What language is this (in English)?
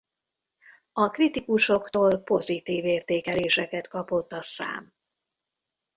Hungarian